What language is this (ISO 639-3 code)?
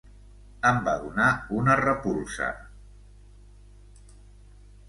cat